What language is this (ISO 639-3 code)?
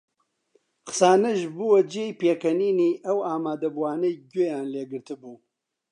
ckb